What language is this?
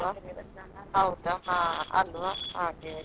Kannada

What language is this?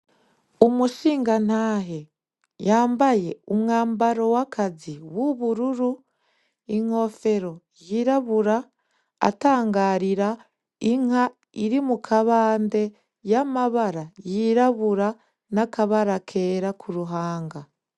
Rundi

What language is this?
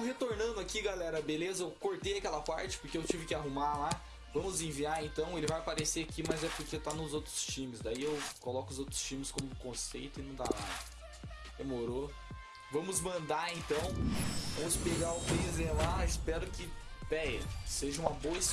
Portuguese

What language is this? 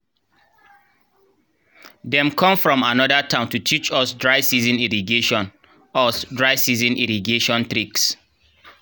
Nigerian Pidgin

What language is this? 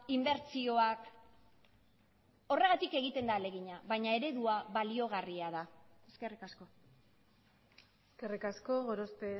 Basque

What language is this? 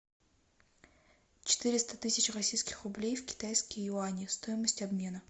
Russian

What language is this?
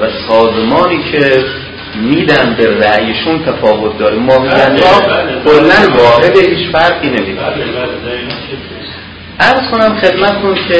Persian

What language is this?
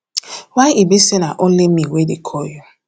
Nigerian Pidgin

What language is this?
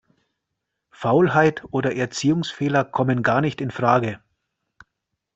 German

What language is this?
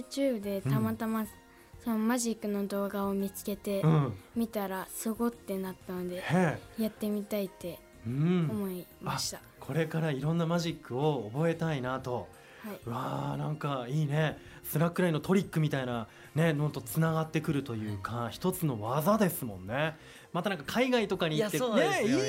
Japanese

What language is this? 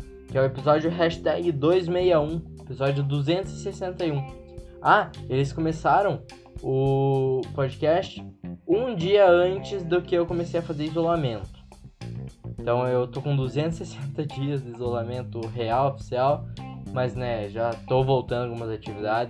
Portuguese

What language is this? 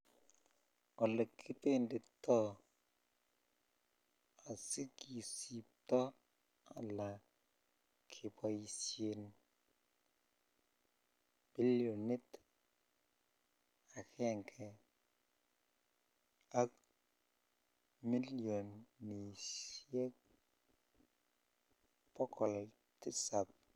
Kalenjin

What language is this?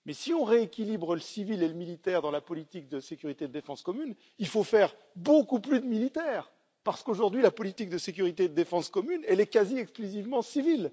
French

